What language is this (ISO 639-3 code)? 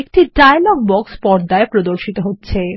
ben